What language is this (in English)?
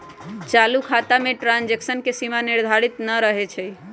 Magahi